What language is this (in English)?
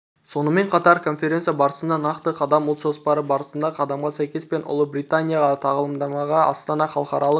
Kazakh